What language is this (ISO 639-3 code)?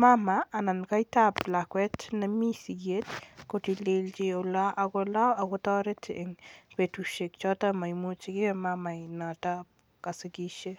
kln